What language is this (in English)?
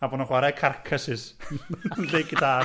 Welsh